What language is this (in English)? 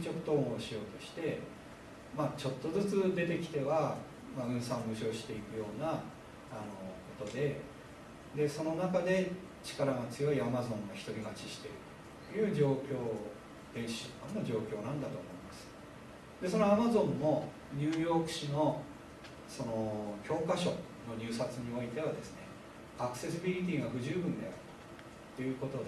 Japanese